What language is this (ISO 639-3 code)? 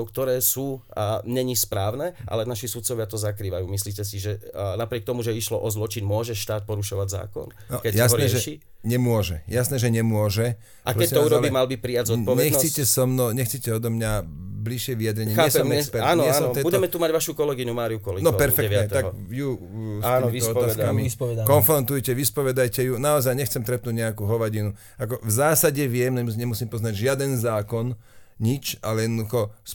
slk